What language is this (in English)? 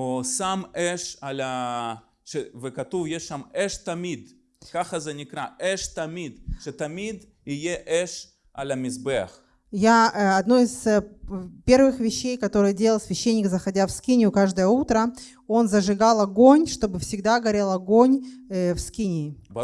Russian